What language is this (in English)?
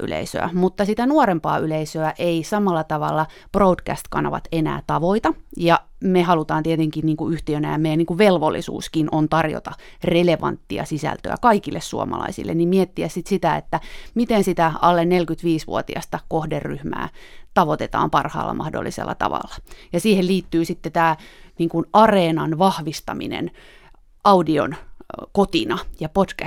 Finnish